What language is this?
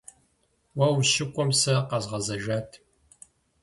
Kabardian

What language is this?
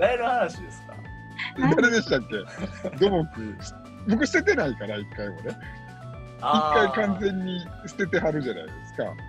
Japanese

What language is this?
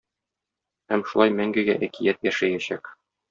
Tatar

